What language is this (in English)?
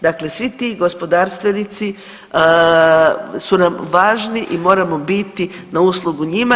Croatian